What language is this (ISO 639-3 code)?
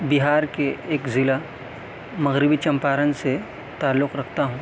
urd